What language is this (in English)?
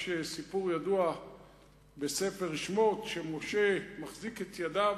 Hebrew